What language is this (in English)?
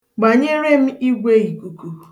Igbo